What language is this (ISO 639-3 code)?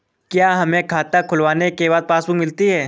hin